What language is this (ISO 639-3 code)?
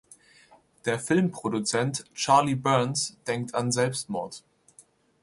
deu